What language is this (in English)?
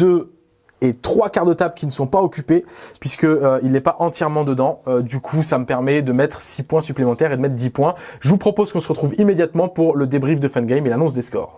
French